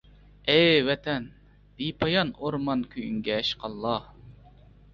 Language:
Uyghur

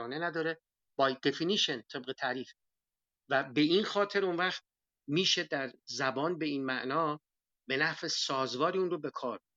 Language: Persian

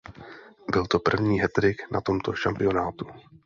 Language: Czech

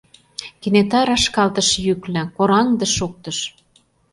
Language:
Mari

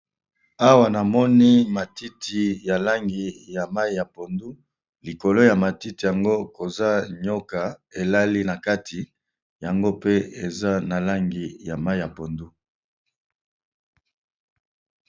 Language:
Lingala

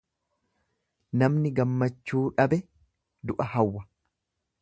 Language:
Oromo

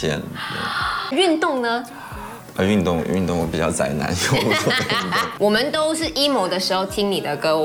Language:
Chinese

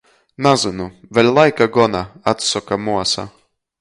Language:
Latgalian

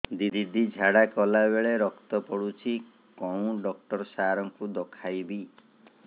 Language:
Odia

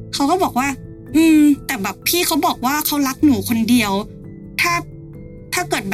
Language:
Thai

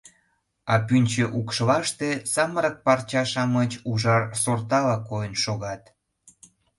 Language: Mari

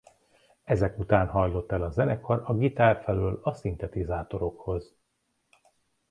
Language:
Hungarian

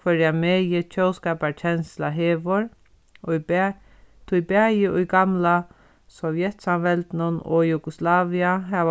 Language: Faroese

